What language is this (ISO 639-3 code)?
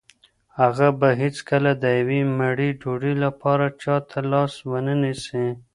pus